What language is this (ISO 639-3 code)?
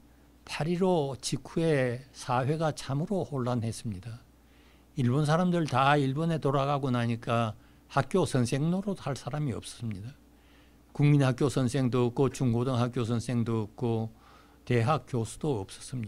kor